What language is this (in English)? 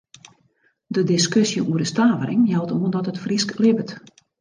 Western Frisian